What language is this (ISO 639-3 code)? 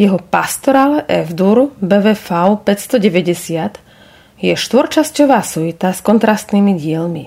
slk